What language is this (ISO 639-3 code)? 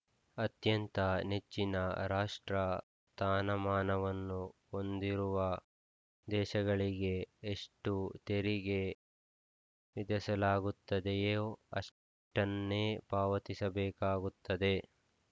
kan